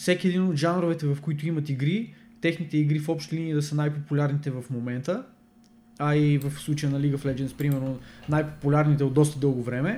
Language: Bulgarian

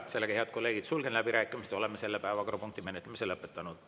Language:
Estonian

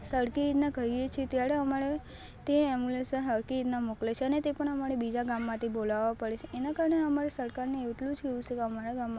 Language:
Gujarati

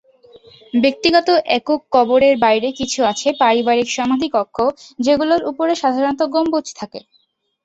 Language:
Bangla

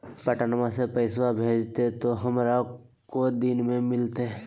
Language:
Magahi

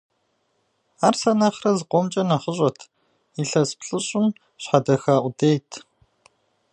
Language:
Kabardian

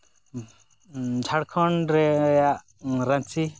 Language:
Santali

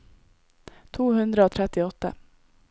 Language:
Norwegian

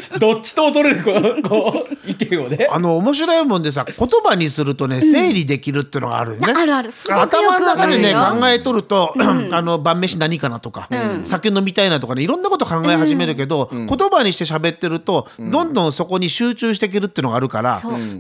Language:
Japanese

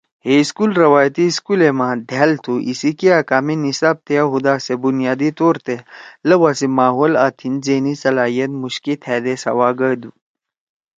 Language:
Torwali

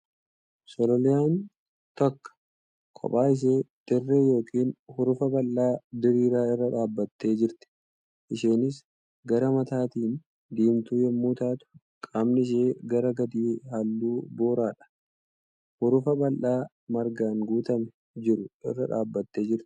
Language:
Oromo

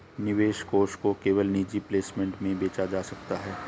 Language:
Hindi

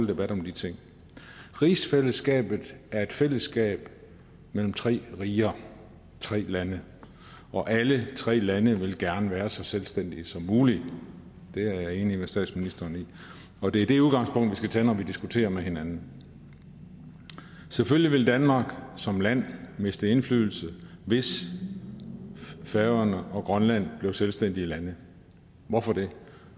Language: Danish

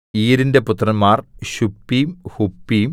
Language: Malayalam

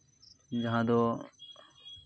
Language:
Santali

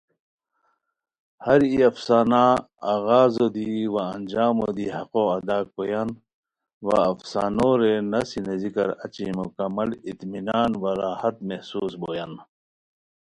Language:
Khowar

